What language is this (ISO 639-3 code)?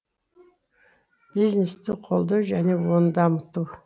kaz